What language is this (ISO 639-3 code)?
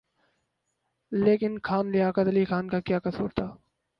urd